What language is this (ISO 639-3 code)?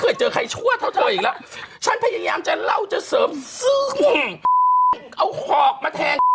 tha